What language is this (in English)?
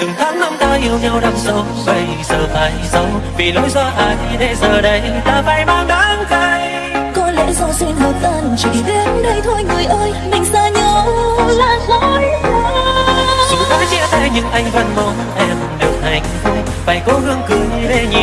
Vietnamese